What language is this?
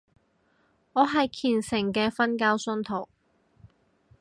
Cantonese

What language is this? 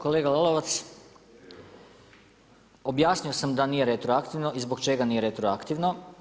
Croatian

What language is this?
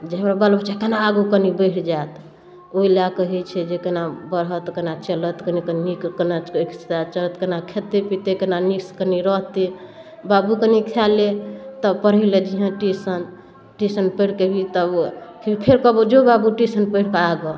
Maithili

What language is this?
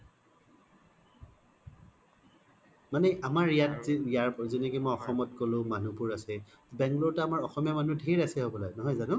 Assamese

